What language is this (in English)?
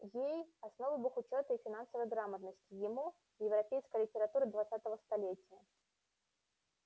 Russian